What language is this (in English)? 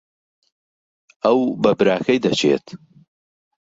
Central Kurdish